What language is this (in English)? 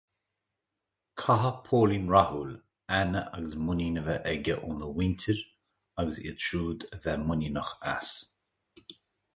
Irish